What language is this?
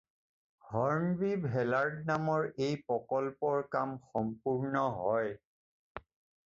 Assamese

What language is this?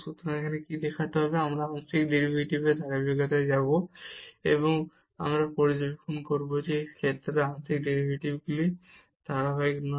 Bangla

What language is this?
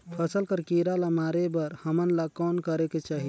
Chhattisgarhi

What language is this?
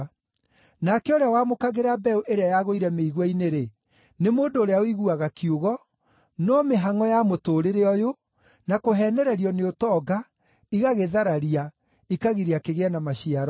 Kikuyu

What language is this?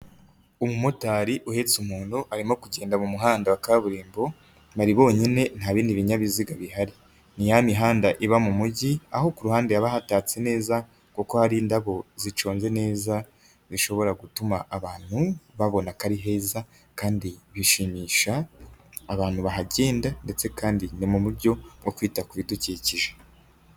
Kinyarwanda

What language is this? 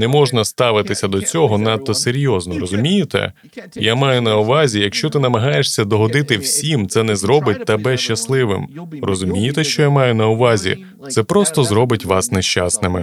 Ukrainian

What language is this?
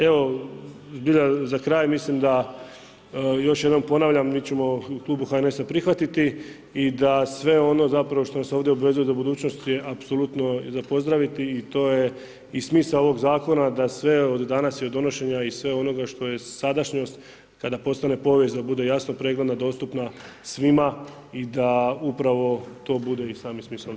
Croatian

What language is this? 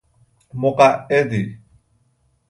Persian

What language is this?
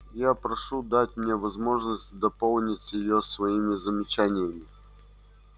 Russian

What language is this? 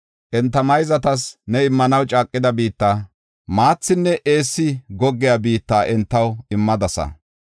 Gofa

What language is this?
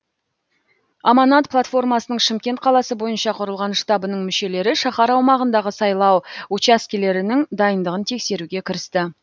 Kazakh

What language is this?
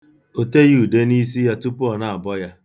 Igbo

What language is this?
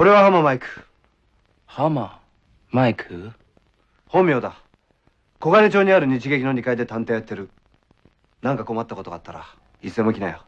Japanese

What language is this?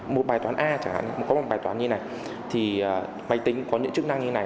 Vietnamese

